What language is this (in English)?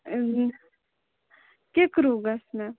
Kashmiri